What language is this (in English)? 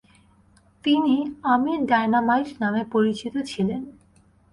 Bangla